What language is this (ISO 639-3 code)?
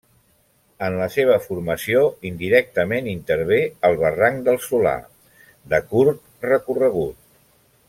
cat